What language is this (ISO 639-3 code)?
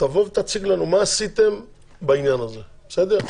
heb